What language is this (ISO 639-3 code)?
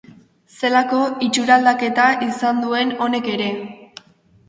eus